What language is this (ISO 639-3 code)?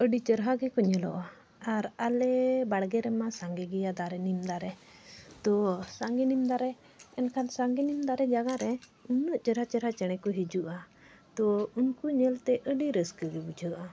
sat